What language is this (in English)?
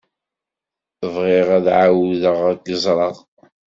Kabyle